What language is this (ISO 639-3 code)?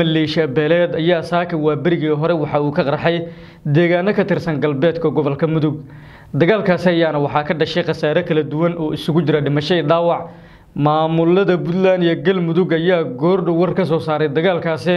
ara